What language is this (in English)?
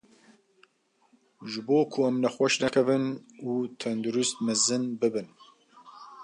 Kurdish